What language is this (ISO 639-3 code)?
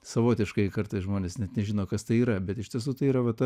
lit